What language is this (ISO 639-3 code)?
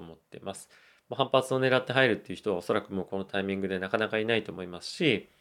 jpn